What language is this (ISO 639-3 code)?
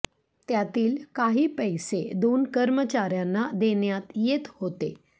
mar